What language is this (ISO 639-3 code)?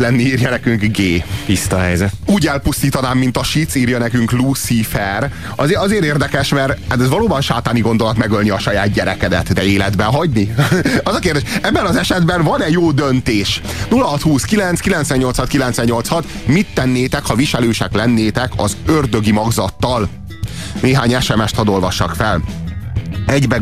hun